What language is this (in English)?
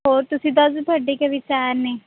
Punjabi